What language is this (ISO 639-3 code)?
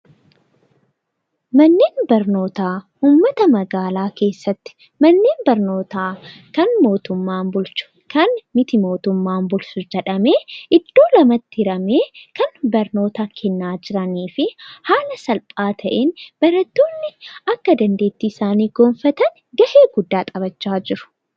orm